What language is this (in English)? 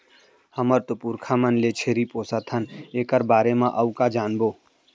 Chhattisgarhi